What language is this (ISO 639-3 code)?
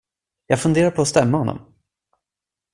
swe